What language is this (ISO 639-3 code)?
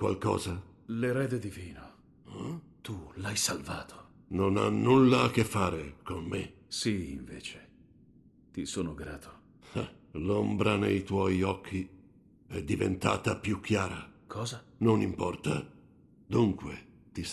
ita